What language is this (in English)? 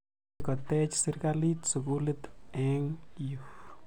Kalenjin